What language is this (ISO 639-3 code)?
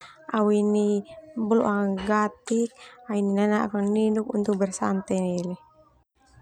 twu